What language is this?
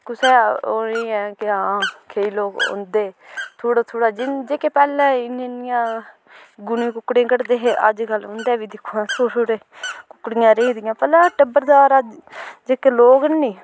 Dogri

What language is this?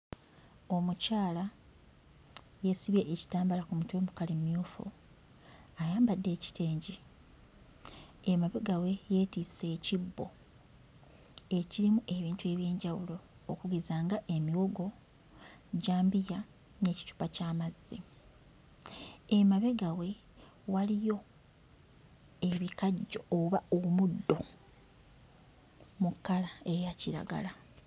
Ganda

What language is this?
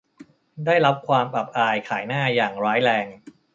Thai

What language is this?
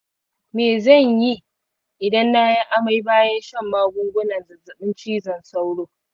Hausa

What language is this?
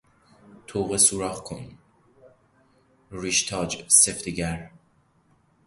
Persian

